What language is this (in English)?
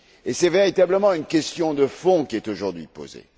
French